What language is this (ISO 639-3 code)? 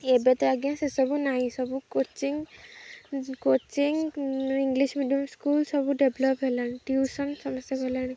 ori